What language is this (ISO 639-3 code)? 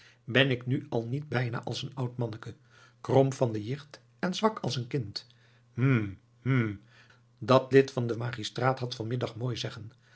nld